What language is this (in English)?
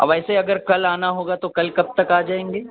Urdu